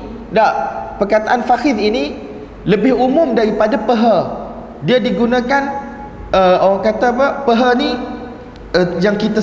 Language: Malay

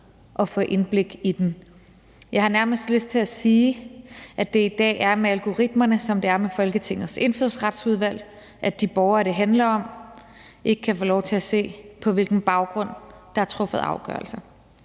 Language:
Danish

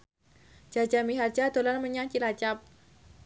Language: Javanese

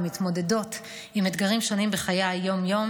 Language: Hebrew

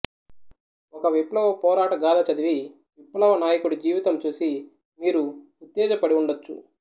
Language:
Telugu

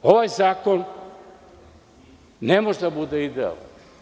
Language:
Serbian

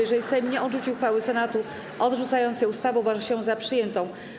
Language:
Polish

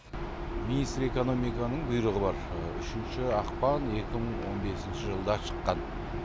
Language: Kazakh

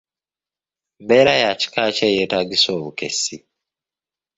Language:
Ganda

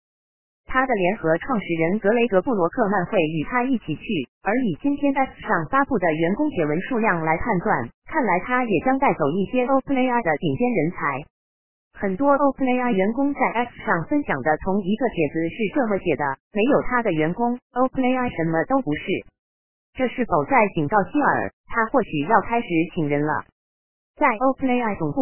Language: Chinese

